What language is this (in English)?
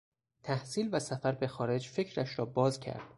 Persian